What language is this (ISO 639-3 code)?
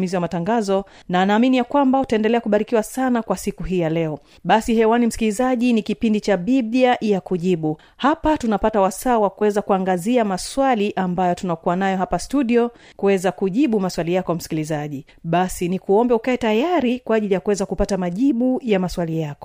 swa